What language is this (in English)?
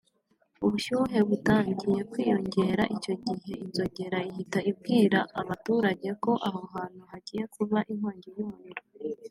Kinyarwanda